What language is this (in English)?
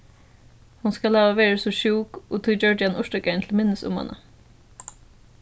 Faroese